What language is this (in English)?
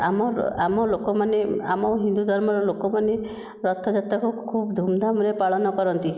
Odia